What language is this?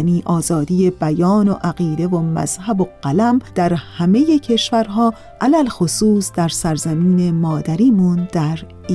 Persian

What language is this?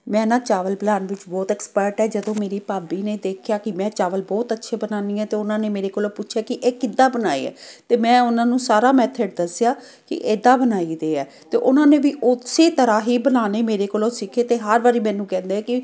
Punjabi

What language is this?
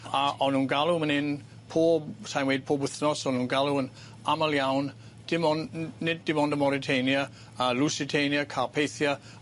Welsh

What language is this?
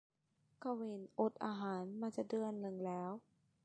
Thai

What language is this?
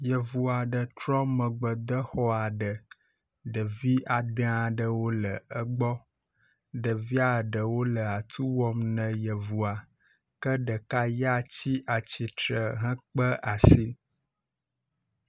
Ewe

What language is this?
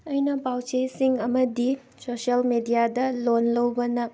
Manipuri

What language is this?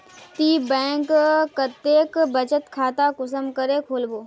Magahi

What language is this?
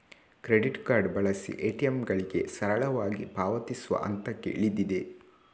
Kannada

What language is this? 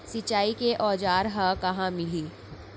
Chhattisgarhi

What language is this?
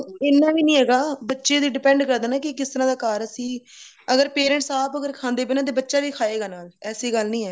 Punjabi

